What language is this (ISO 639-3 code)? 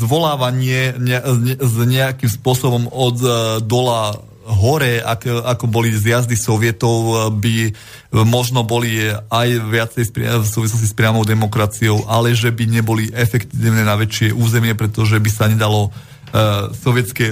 slk